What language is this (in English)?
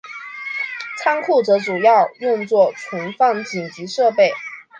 Chinese